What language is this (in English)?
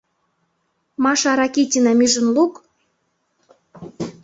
Mari